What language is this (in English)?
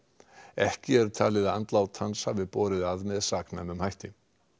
Icelandic